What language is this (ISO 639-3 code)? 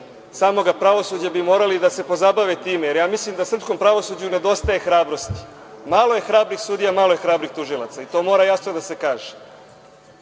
srp